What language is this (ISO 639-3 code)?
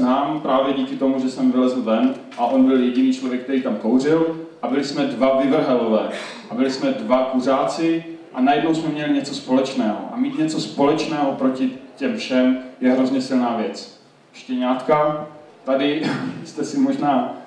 ces